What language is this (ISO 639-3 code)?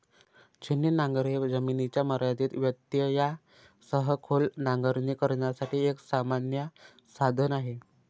mar